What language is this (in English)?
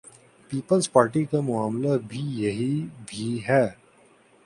Urdu